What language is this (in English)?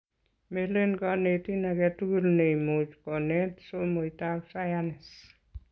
Kalenjin